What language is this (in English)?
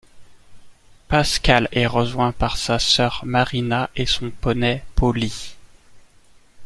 French